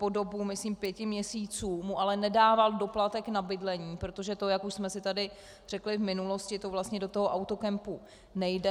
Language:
Czech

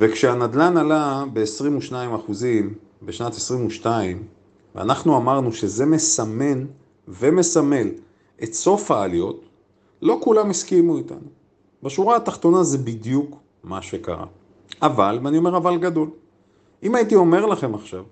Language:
Hebrew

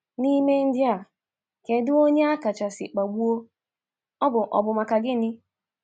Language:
Igbo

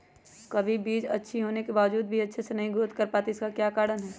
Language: Magahi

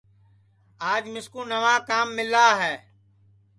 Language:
Sansi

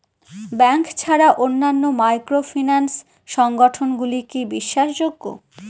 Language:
Bangla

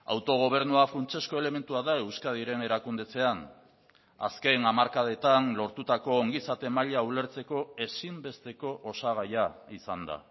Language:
Basque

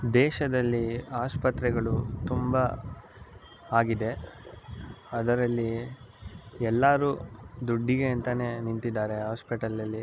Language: Kannada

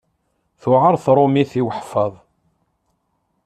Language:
Kabyle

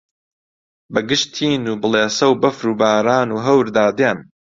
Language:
Central Kurdish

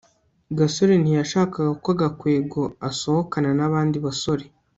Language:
Kinyarwanda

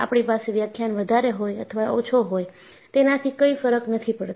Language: Gujarati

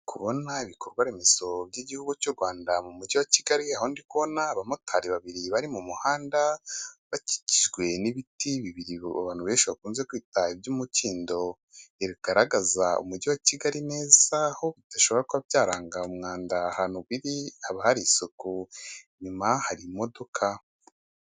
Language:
Kinyarwanda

